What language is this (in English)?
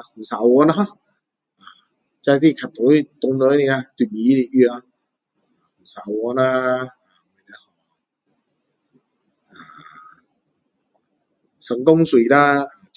Min Dong Chinese